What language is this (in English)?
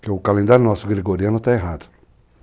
Portuguese